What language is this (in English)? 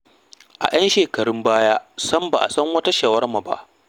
Hausa